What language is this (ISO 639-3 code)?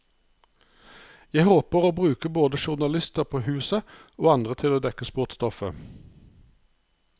nor